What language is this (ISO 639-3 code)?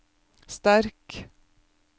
nor